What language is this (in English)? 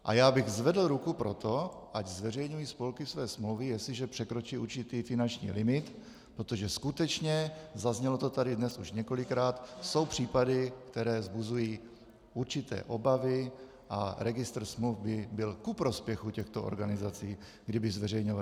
Czech